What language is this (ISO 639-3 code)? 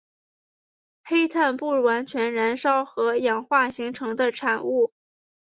zho